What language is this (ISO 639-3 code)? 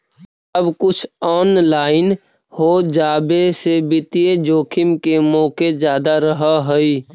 mag